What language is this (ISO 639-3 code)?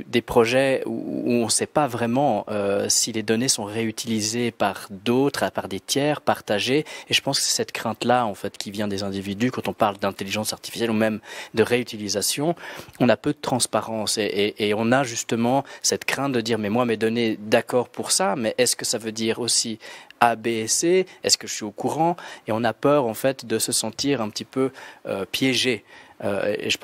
fra